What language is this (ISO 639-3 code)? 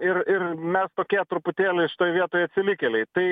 lit